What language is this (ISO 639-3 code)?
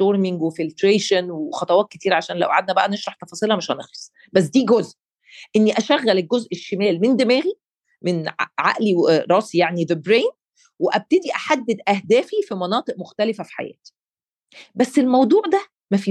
ara